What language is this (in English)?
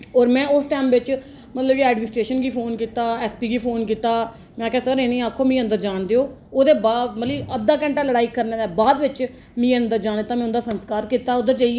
Dogri